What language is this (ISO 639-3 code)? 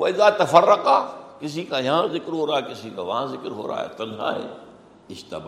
urd